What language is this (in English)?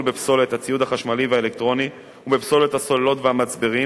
Hebrew